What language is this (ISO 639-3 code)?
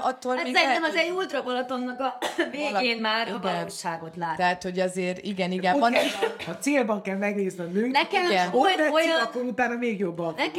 hun